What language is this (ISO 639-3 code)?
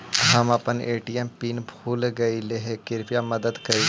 mag